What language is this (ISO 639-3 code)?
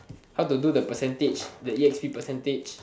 eng